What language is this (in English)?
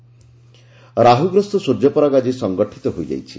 Odia